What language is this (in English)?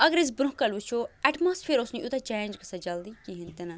Kashmiri